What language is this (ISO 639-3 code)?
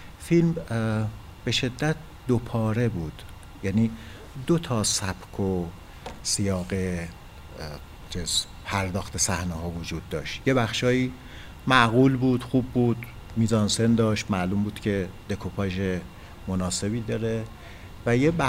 fas